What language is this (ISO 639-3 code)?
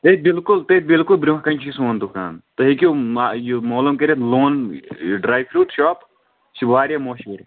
kas